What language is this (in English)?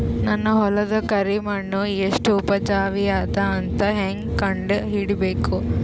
Kannada